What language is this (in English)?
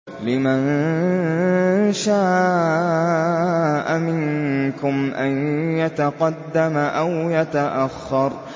Arabic